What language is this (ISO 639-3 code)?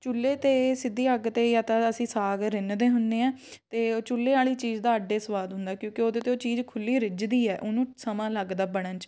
pan